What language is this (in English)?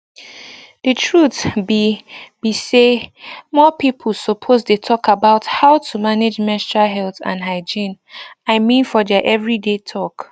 Nigerian Pidgin